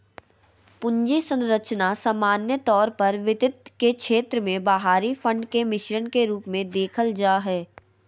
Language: Magahi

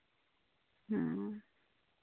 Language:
Santali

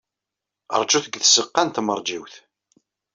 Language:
Kabyle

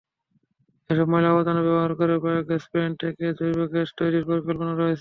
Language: Bangla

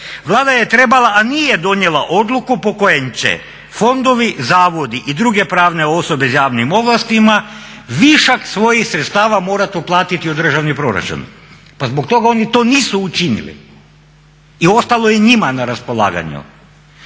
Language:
Croatian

